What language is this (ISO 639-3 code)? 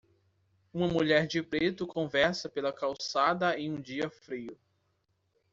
por